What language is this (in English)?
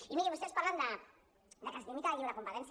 Catalan